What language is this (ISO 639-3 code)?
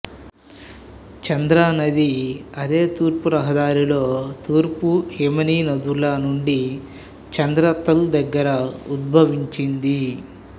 tel